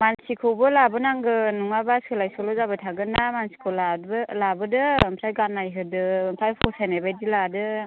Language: Bodo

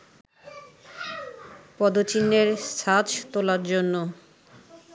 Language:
Bangla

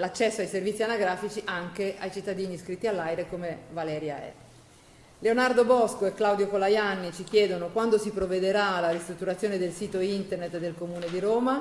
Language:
Italian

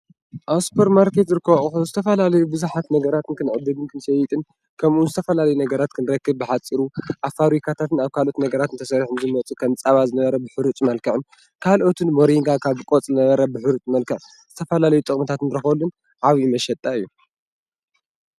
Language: Tigrinya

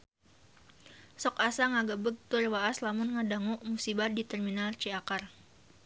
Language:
Sundanese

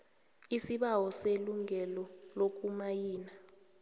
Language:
South Ndebele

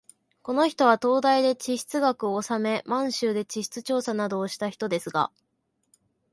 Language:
Japanese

